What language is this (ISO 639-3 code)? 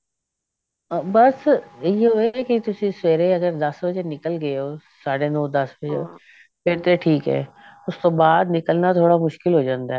pan